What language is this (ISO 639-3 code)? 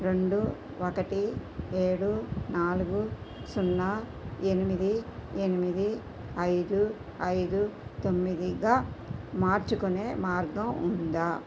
tel